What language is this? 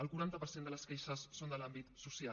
Catalan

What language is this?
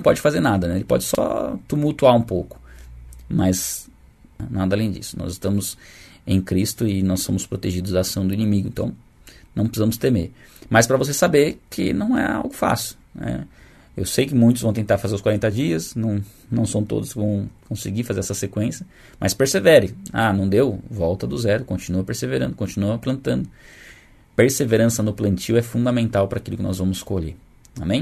Portuguese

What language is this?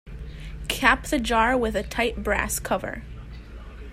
English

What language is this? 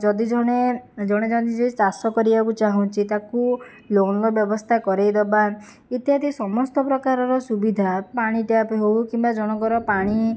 Odia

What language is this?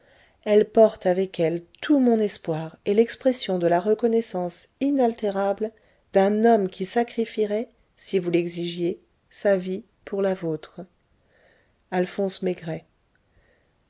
French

